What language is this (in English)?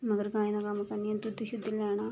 Dogri